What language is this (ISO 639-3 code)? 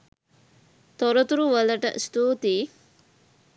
sin